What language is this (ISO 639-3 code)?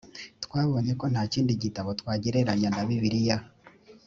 kin